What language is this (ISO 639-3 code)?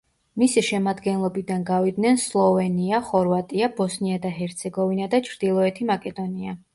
kat